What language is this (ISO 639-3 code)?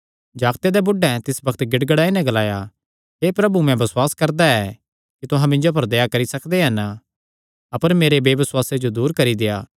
xnr